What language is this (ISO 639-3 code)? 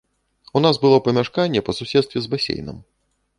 bel